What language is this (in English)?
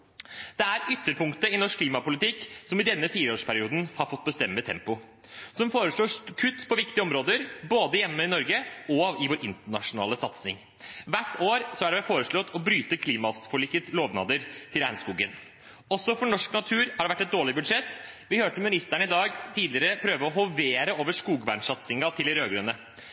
Norwegian Bokmål